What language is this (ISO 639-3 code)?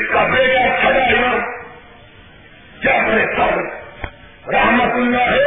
urd